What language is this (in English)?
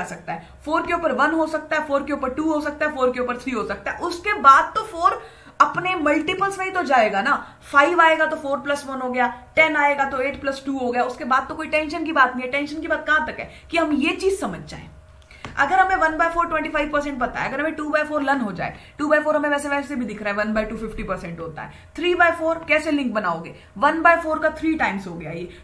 Hindi